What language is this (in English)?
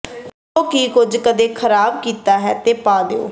Punjabi